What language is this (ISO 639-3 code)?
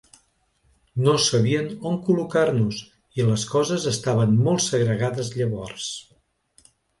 cat